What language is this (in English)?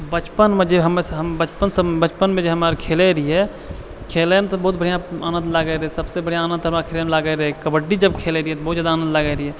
Maithili